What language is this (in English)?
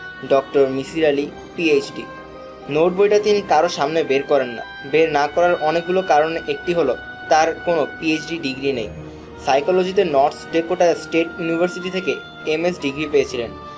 Bangla